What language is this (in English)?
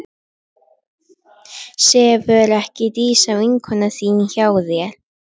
Icelandic